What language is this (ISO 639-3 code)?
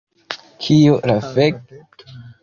epo